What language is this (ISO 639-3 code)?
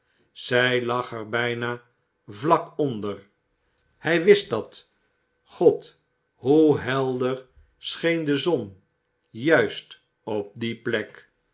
nld